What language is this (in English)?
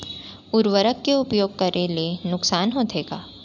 Chhattisgarhi